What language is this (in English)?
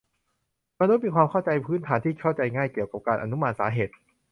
Thai